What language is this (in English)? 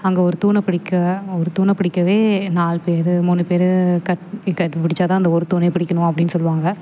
Tamil